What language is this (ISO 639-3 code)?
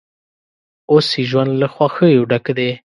pus